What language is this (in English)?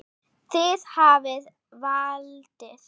Icelandic